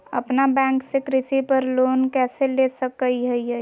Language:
Magahi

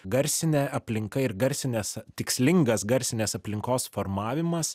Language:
Lithuanian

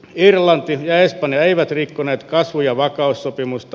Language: Finnish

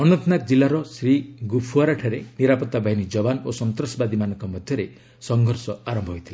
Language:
Odia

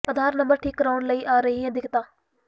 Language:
Punjabi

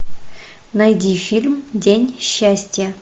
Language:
Russian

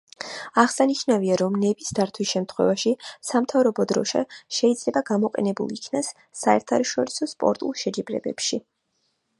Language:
Georgian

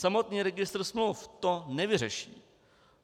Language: Czech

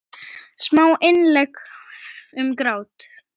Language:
Icelandic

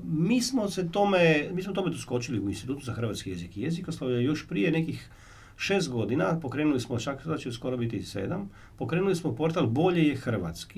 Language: Croatian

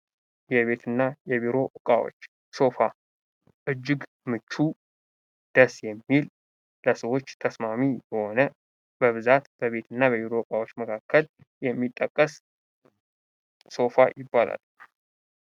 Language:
Amharic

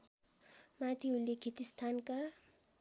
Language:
Nepali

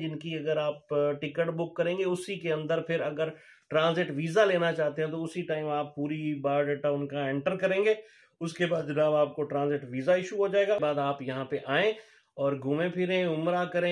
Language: Hindi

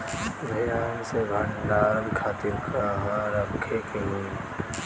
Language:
Bhojpuri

